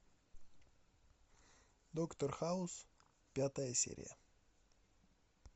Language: Russian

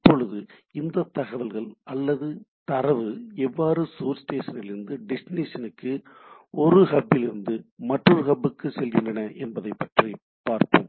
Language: Tamil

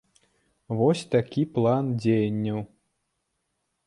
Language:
Belarusian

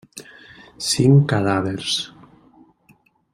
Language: Catalan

